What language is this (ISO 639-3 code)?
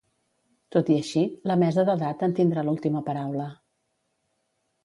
cat